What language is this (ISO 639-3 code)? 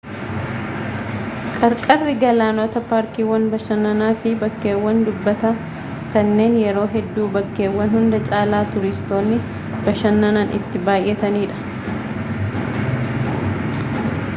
orm